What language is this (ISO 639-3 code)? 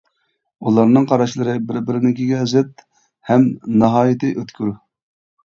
uig